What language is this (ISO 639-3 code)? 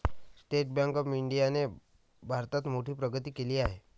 mar